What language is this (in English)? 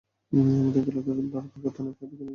Bangla